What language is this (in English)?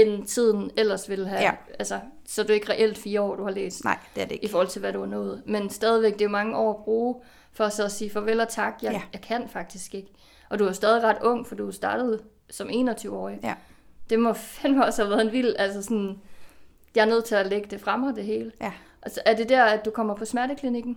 Danish